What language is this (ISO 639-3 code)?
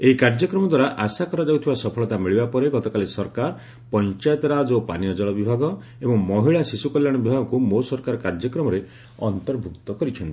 ori